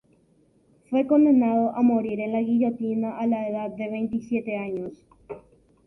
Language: Spanish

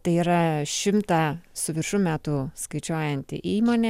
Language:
Lithuanian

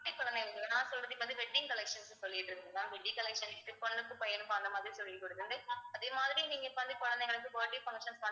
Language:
Tamil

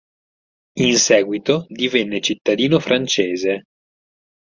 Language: Italian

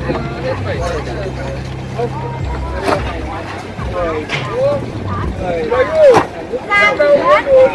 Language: Vietnamese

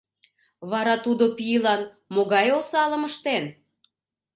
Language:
Mari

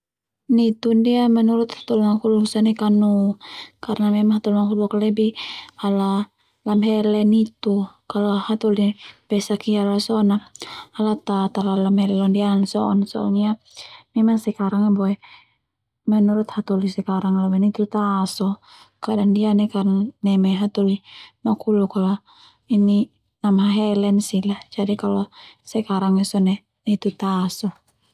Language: Termanu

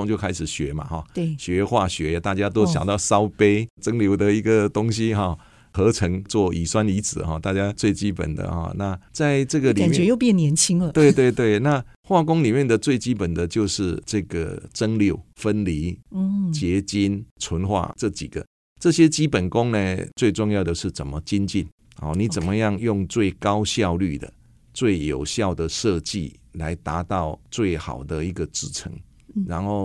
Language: Chinese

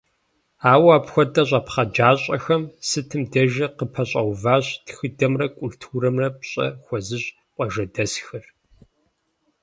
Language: Kabardian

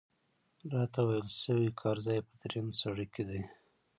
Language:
Pashto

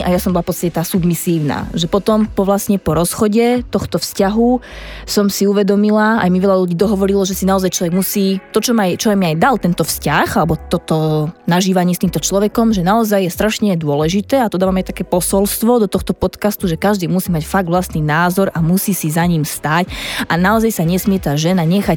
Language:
Slovak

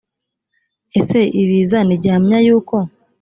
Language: Kinyarwanda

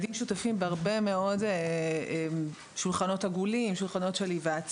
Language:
Hebrew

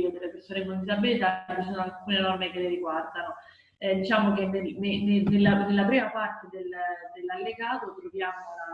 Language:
Italian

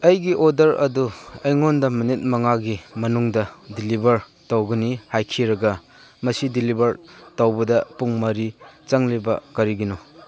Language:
Manipuri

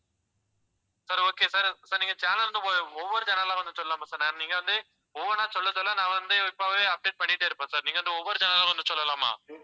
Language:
Tamil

